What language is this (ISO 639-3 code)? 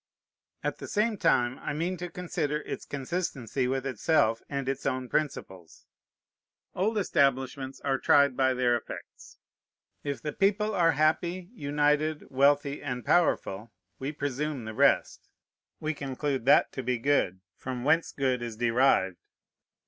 eng